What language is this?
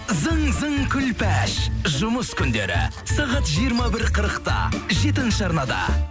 Kazakh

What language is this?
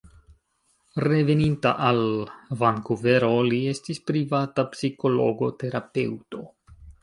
Esperanto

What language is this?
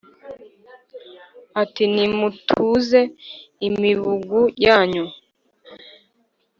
Kinyarwanda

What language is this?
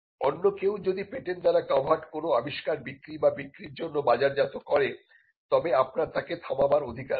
Bangla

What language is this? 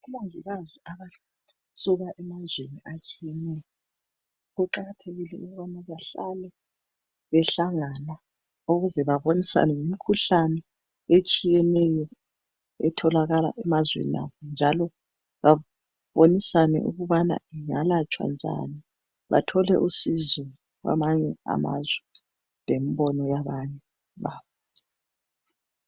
North Ndebele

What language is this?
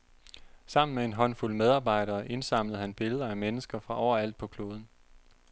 Danish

